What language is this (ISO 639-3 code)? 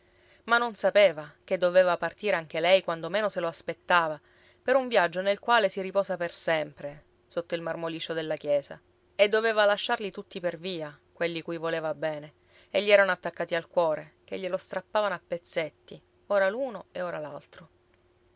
ita